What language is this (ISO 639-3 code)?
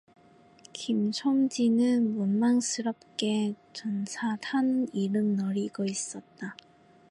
kor